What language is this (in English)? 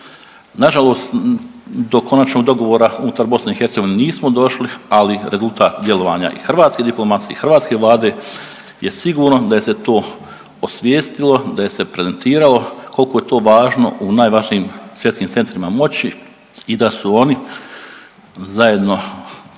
Croatian